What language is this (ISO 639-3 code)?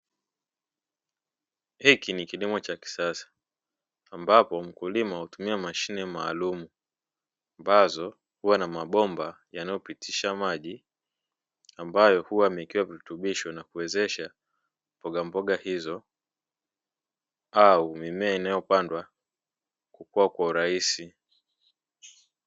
swa